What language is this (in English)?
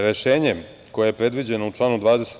Serbian